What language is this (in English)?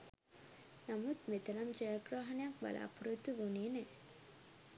Sinhala